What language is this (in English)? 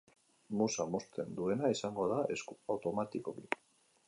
Basque